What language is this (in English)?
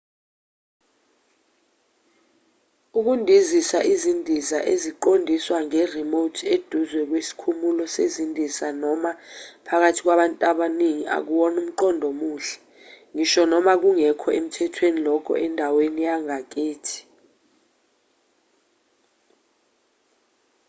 Zulu